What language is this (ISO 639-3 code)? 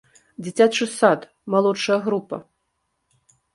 bel